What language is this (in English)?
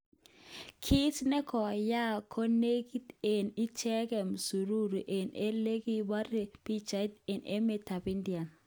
Kalenjin